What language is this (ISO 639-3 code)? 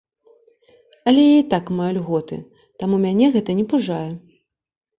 bel